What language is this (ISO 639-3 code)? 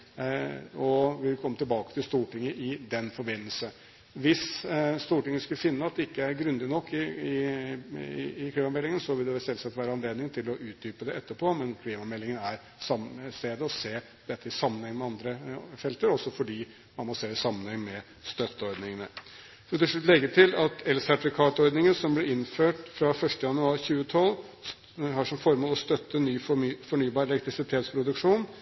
nob